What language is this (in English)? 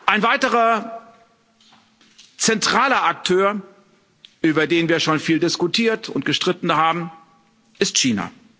German